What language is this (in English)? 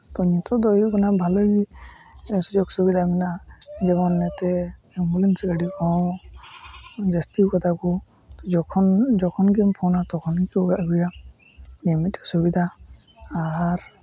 Santali